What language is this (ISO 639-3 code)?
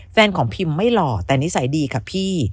tha